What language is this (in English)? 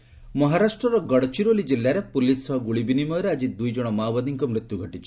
Odia